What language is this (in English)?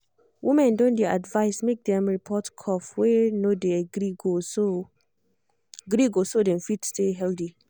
Nigerian Pidgin